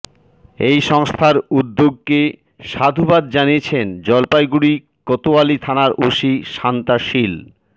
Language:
Bangla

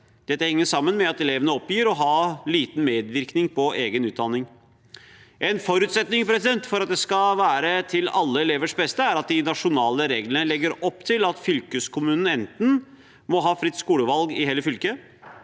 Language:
Norwegian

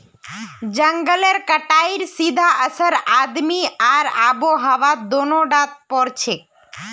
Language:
Magahi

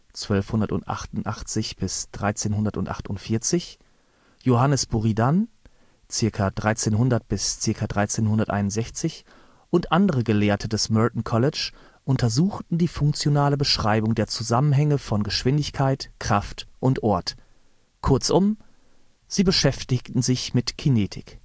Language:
German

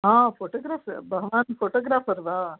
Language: Sanskrit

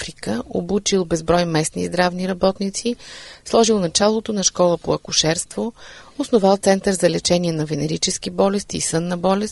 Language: Bulgarian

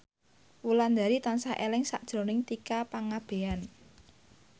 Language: Javanese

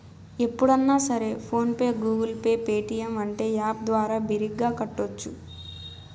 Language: Telugu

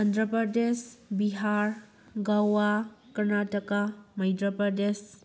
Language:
Manipuri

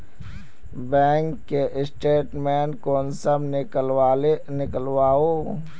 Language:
Magahi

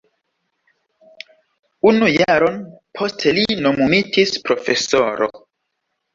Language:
Esperanto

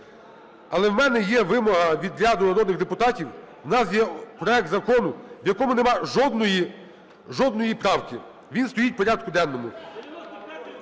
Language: Ukrainian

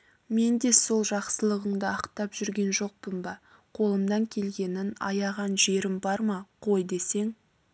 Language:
Kazakh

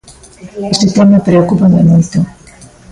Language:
Galician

